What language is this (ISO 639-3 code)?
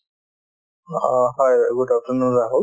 asm